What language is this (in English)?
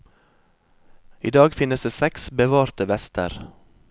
Norwegian